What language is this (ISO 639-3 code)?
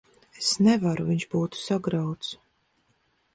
lav